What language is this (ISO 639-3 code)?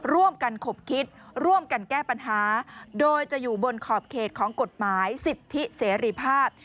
tha